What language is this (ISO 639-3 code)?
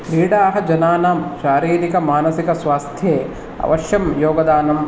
san